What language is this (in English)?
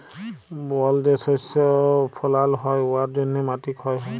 Bangla